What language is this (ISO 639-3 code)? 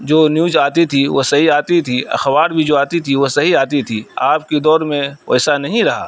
urd